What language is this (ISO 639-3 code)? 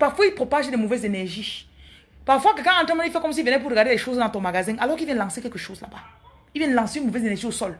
fra